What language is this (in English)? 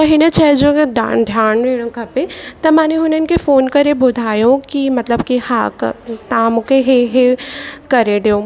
Sindhi